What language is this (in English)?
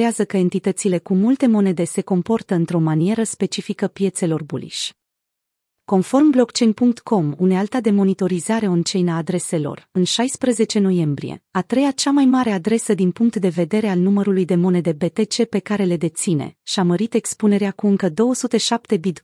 Romanian